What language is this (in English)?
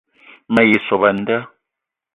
Eton (Cameroon)